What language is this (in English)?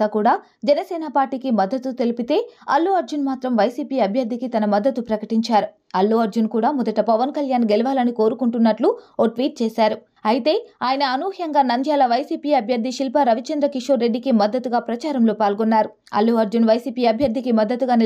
Telugu